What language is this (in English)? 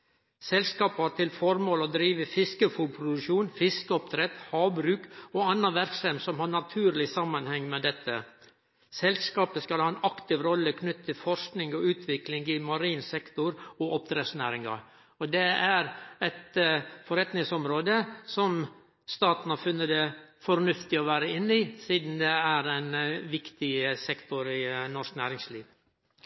Norwegian Nynorsk